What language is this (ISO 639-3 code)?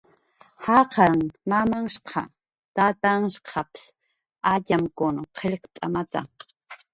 jqr